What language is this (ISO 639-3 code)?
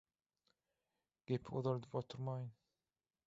tuk